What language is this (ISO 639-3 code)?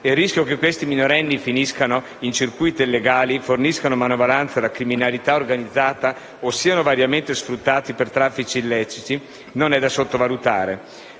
ita